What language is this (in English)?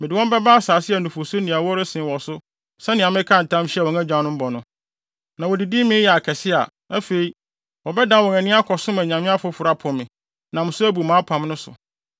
Akan